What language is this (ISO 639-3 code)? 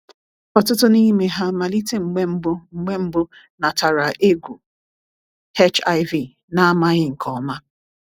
ibo